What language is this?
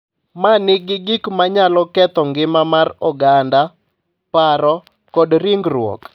Luo (Kenya and Tanzania)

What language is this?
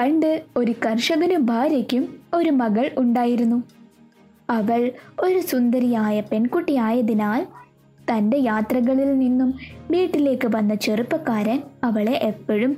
Malayalam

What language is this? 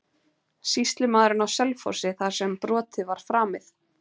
Icelandic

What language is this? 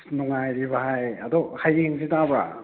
Manipuri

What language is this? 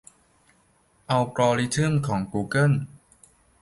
Thai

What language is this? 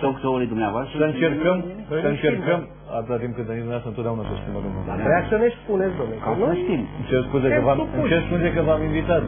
Romanian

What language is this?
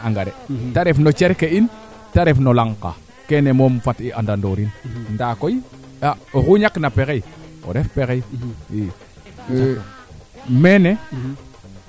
Serer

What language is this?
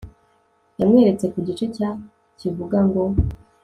Kinyarwanda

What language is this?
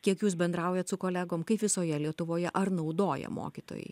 Lithuanian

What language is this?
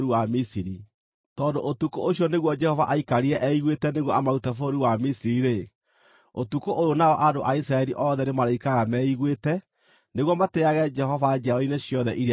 Kikuyu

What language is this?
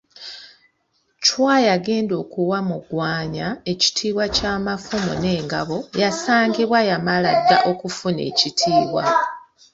Ganda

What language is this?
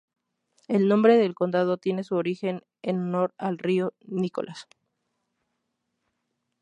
Spanish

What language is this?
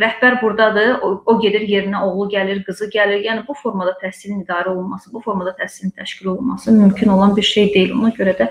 Turkish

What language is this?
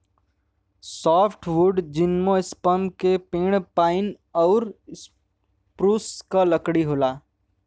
Bhojpuri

